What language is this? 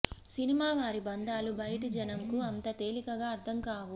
Telugu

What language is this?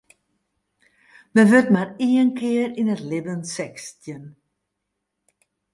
Western Frisian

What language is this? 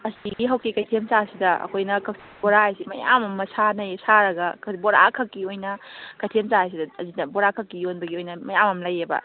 Manipuri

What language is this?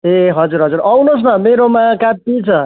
Nepali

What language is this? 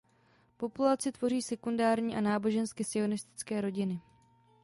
Czech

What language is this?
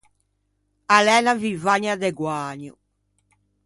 Ligurian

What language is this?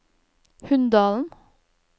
Norwegian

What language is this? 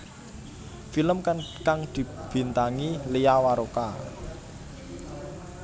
Javanese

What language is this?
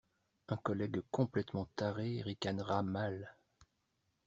French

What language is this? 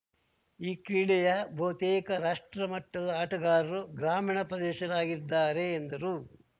Kannada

